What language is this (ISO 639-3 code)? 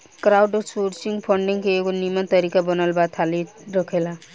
bho